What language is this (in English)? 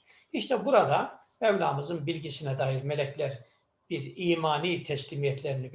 Turkish